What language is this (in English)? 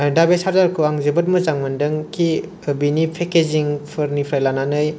Bodo